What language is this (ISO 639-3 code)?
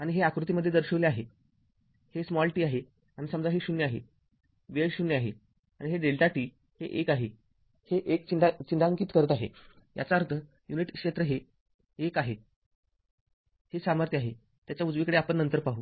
mar